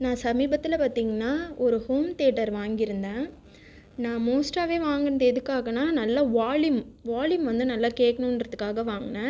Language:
Tamil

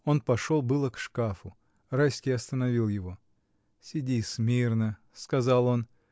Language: Russian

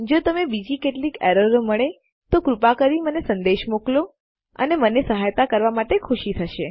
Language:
Gujarati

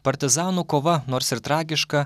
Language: Lithuanian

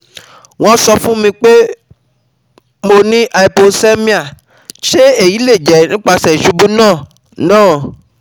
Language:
Yoruba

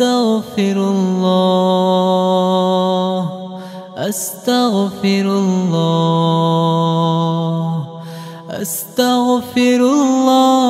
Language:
Arabic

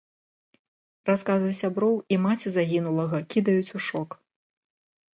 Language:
Belarusian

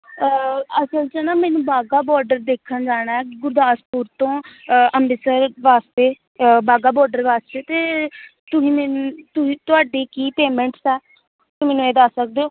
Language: Punjabi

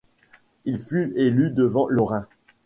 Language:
French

